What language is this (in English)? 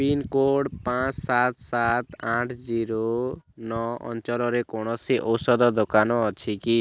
Odia